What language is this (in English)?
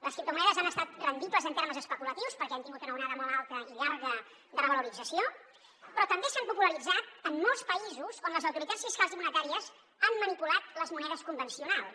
Catalan